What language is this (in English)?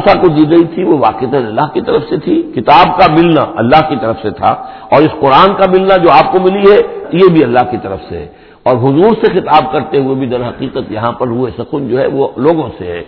Urdu